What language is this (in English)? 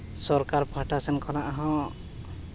Santali